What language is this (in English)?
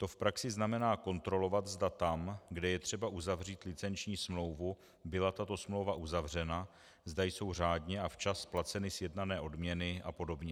Czech